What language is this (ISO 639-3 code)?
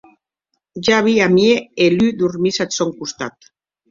oci